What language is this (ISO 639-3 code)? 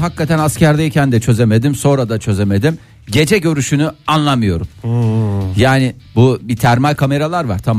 tur